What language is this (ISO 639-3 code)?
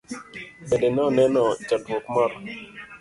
luo